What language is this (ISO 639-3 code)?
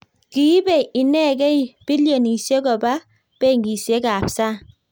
kln